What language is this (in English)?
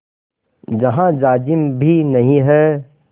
Hindi